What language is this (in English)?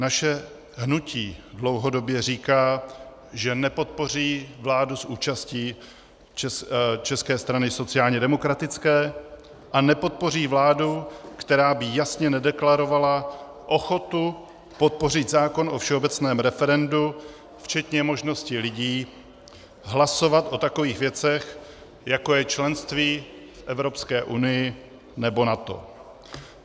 Czech